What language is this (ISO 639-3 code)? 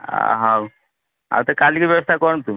ori